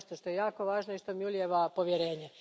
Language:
Croatian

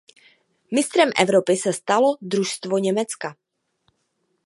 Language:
Czech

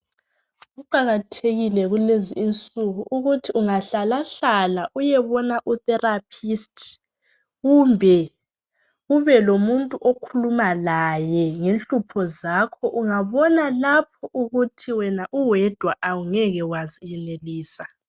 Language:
North Ndebele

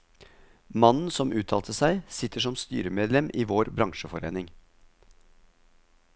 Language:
Norwegian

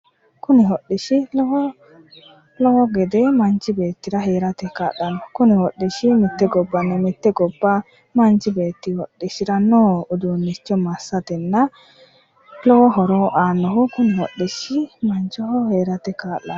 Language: Sidamo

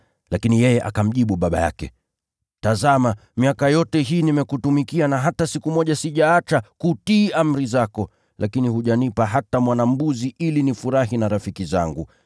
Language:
Swahili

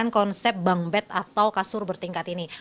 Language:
Indonesian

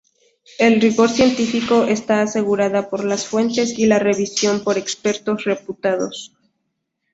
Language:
Spanish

